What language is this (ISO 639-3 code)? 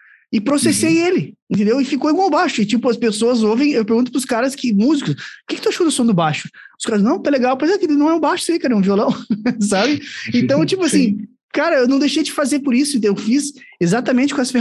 por